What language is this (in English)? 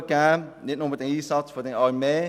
Swiss German